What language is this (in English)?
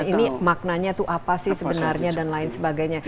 Indonesian